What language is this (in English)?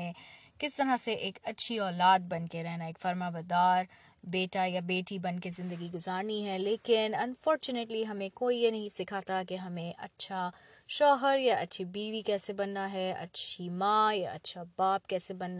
Urdu